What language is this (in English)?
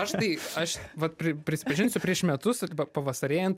Lithuanian